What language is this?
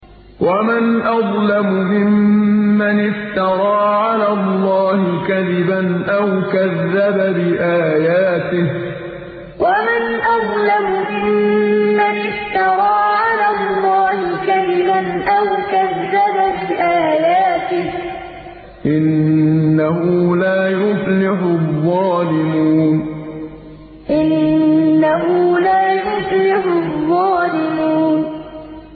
Arabic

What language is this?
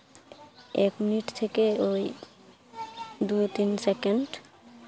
Santali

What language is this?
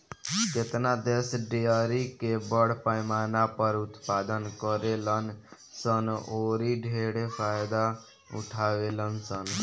Bhojpuri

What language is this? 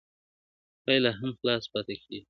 Pashto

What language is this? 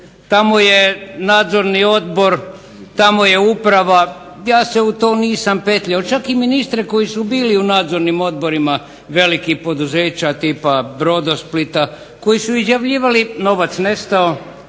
Croatian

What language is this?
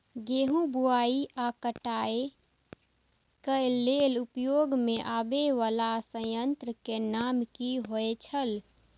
Maithili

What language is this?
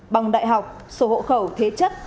Vietnamese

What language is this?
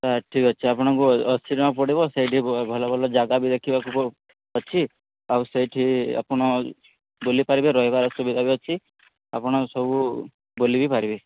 Odia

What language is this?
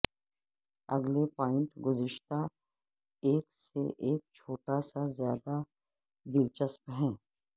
Urdu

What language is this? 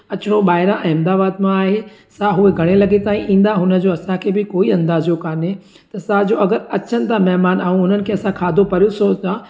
Sindhi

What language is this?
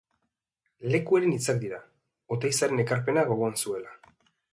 Basque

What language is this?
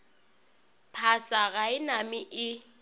Northern Sotho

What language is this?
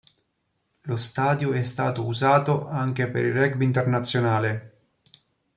Italian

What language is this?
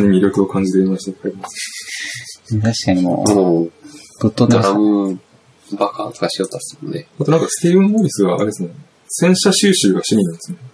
Japanese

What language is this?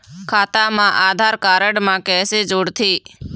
Chhattisgarhi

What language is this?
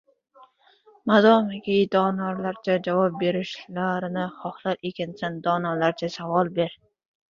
Uzbek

